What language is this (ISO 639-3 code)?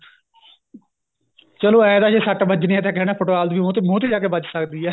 pan